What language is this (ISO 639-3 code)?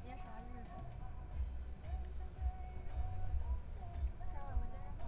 zho